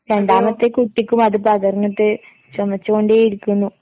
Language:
Malayalam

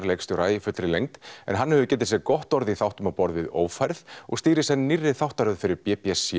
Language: Icelandic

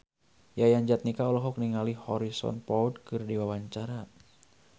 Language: Sundanese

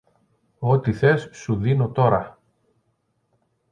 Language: Greek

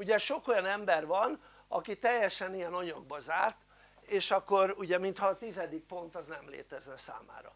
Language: Hungarian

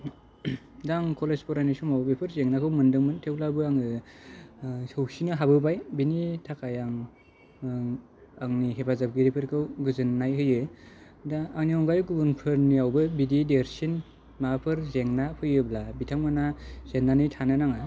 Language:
Bodo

